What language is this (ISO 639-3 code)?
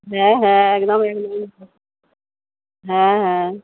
ben